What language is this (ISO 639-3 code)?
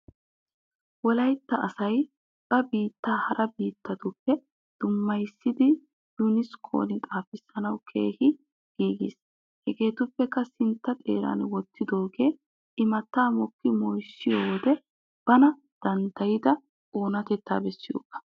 wal